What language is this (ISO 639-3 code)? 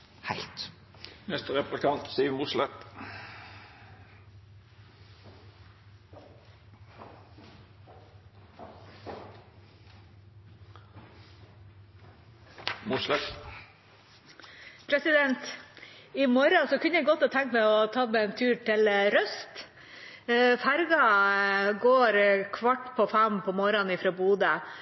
nob